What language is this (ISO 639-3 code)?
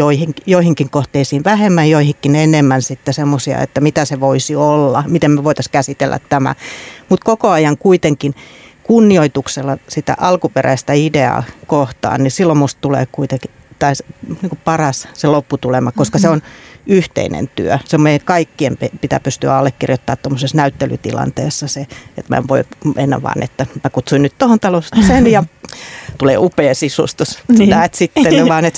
fin